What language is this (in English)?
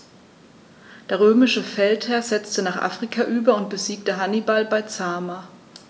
German